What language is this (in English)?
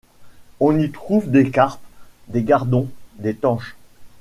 French